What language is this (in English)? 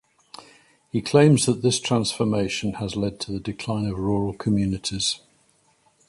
English